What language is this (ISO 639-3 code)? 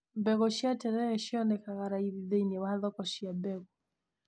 kik